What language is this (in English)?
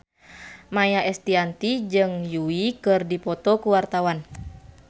Sundanese